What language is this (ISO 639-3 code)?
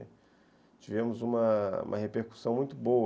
por